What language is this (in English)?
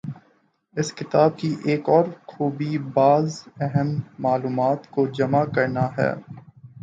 Urdu